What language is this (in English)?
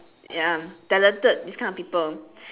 English